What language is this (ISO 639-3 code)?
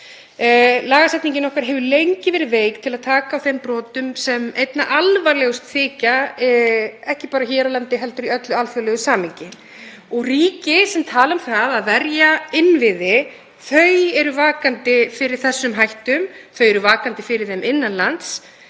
isl